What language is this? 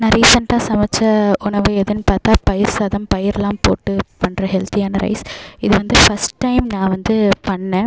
Tamil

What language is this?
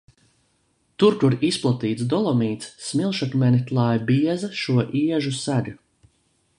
Latvian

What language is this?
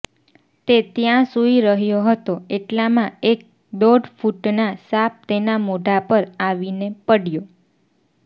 Gujarati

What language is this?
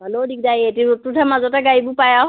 Assamese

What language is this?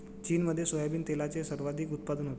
Marathi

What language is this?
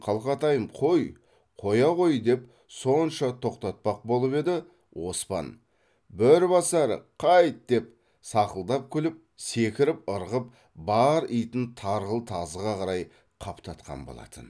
Kazakh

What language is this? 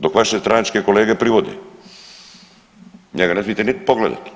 Croatian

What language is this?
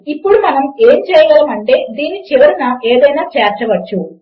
Telugu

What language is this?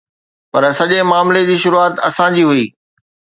Sindhi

